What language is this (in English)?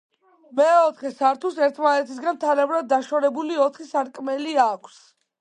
Georgian